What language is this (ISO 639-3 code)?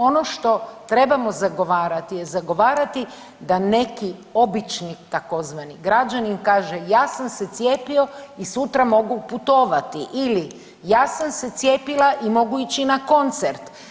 hrv